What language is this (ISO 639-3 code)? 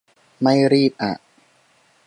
tha